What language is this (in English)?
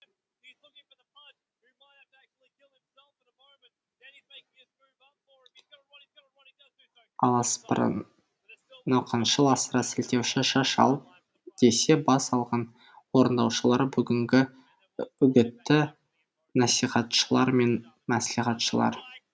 Kazakh